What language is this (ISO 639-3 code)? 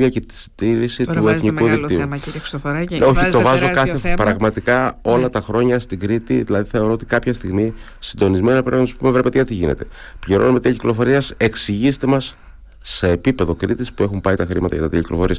ell